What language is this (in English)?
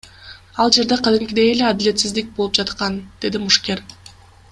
Kyrgyz